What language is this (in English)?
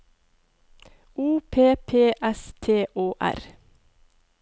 Norwegian